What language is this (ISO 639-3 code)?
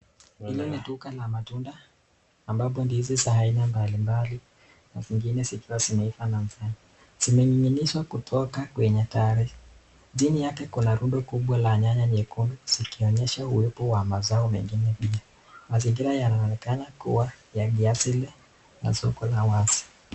swa